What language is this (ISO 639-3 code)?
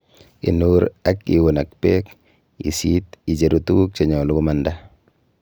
kln